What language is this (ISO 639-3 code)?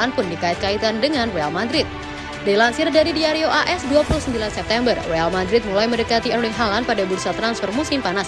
ind